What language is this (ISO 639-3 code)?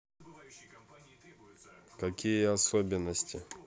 rus